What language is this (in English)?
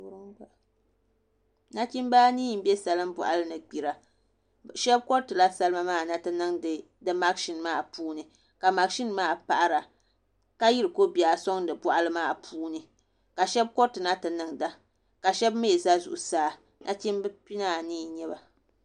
Dagbani